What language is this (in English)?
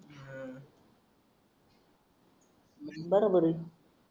Marathi